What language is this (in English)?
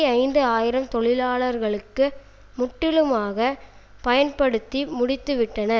Tamil